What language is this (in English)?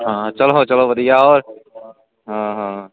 Punjabi